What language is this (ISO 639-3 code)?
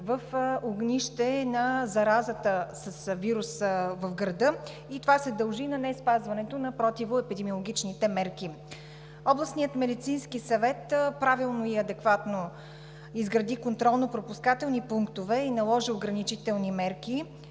bul